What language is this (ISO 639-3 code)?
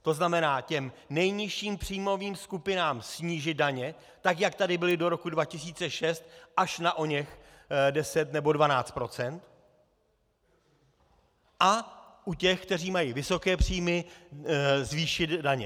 ces